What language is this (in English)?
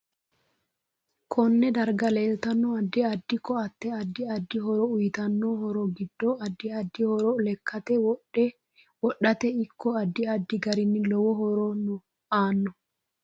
Sidamo